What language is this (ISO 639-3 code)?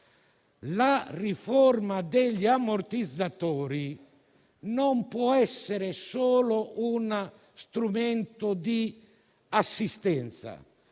ita